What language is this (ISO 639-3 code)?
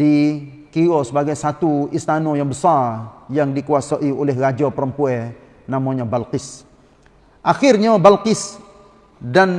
msa